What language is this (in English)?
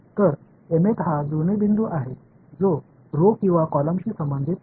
Marathi